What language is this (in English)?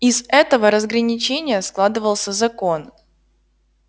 Russian